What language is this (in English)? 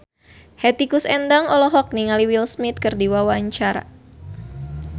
Sundanese